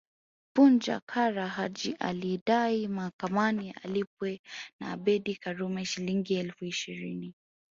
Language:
Swahili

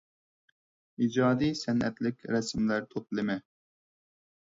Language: Uyghur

